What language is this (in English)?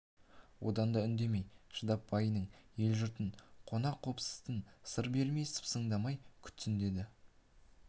Kazakh